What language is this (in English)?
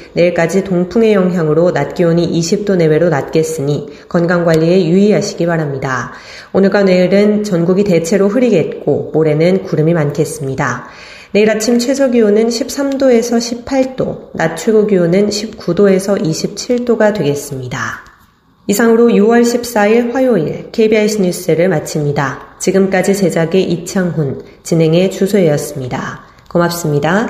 Korean